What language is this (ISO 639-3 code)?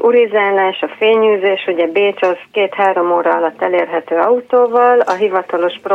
hun